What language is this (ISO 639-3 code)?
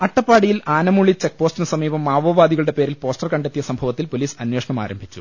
mal